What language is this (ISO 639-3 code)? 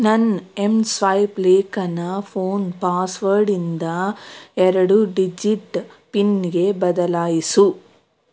kan